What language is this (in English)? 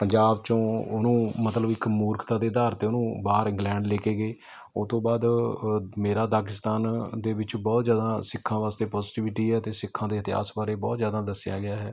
Punjabi